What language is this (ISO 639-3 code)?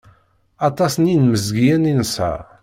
kab